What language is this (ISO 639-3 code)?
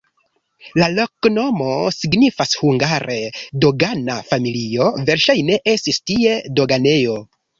epo